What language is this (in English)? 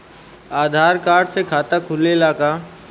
Bhojpuri